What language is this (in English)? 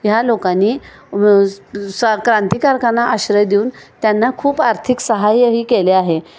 Marathi